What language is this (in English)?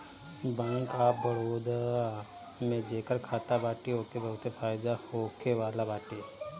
Bhojpuri